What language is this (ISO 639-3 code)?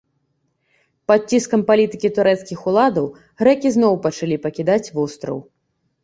bel